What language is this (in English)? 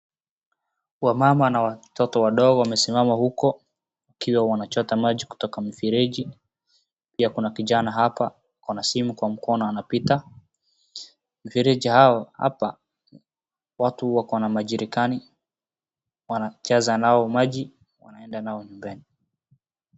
Swahili